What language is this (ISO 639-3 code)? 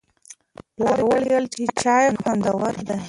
pus